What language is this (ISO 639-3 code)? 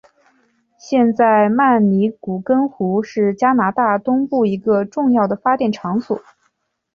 zho